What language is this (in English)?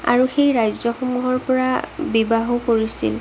Assamese